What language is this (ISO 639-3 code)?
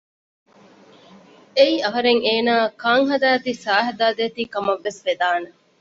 div